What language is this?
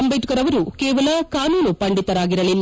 Kannada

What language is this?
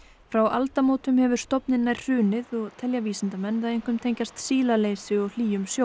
Icelandic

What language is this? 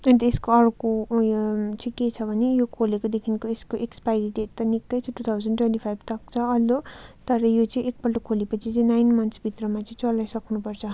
Nepali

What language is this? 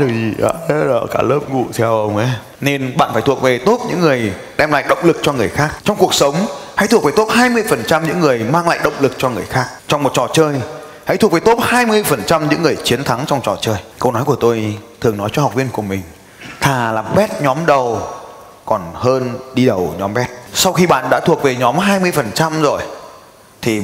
Vietnamese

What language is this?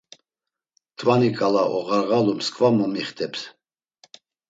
Laz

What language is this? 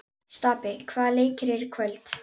Icelandic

